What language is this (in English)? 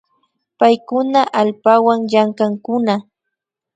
Imbabura Highland Quichua